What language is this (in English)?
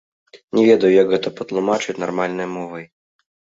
Belarusian